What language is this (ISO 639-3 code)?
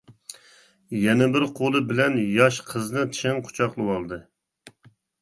uig